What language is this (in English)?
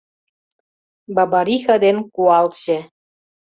Mari